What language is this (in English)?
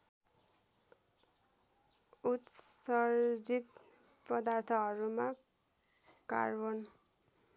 Nepali